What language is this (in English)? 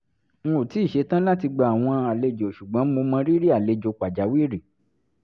Yoruba